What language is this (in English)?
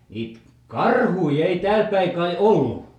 Finnish